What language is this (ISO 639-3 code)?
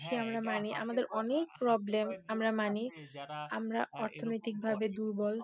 ben